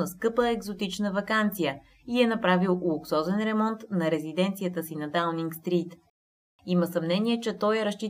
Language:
Bulgarian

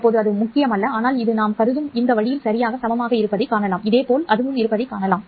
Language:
Tamil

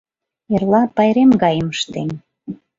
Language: Mari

